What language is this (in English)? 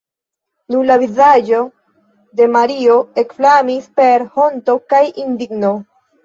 Esperanto